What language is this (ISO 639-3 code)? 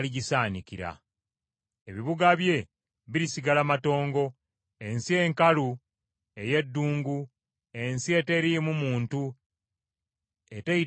lug